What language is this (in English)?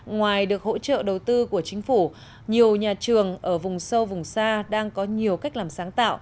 Vietnamese